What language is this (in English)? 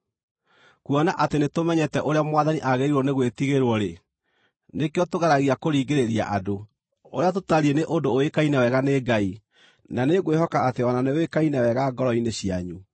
Kikuyu